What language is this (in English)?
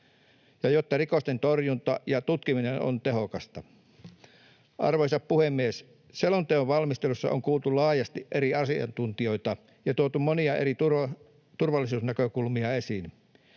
Finnish